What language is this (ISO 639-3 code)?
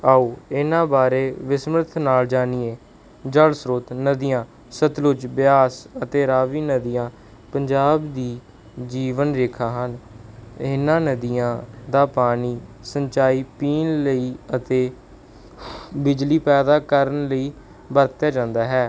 pan